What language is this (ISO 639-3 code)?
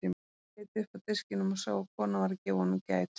isl